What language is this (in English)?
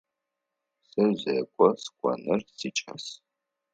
Adyghe